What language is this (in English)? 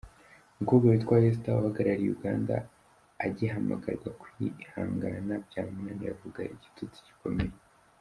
Kinyarwanda